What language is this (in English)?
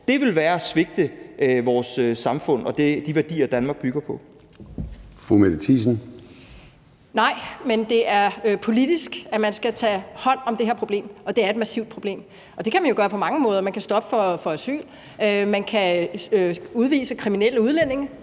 Danish